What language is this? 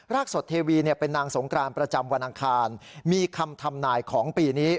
Thai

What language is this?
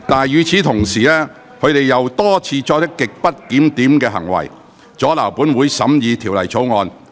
Cantonese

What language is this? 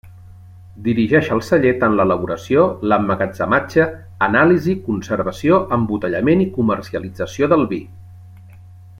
Catalan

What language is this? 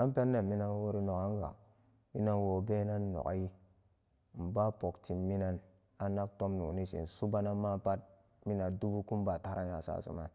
Samba Daka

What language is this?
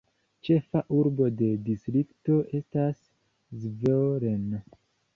Esperanto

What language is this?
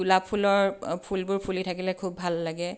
Assamese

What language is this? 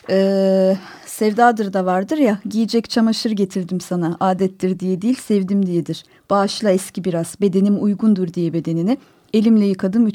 Turkish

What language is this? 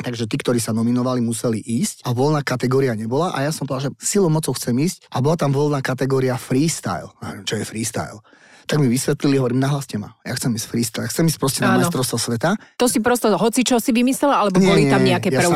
Slovak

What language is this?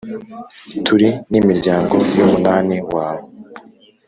Kinyarwanda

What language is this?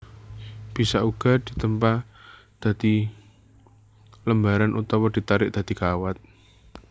Javanese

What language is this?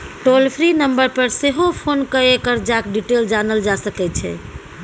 Maithili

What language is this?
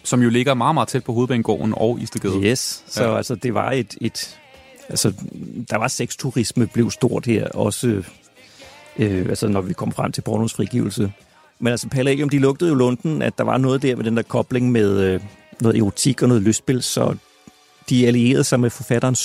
Danish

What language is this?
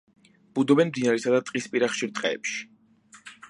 Georgian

